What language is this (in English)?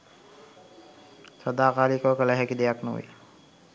Sinhala